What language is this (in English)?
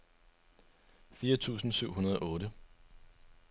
Danish